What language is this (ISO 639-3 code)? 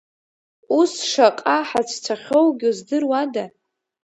abk